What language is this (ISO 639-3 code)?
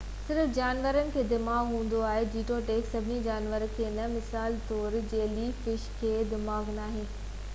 snd